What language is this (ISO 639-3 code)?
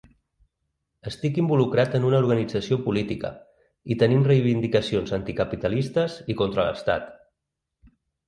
cat